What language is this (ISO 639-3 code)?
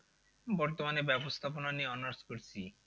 ben